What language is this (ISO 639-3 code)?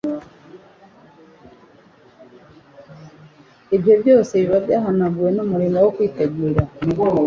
kin